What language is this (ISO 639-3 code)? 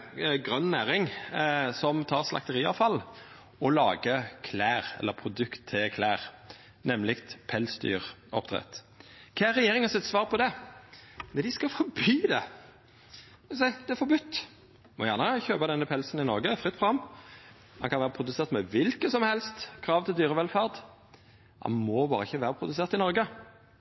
nno